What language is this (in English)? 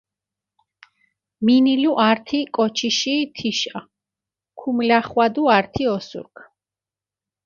Mingrelian